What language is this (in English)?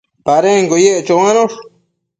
Matsés